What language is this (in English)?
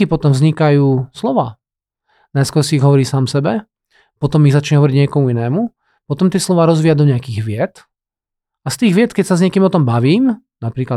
Slovak